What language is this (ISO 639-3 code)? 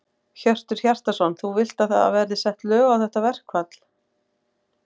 isl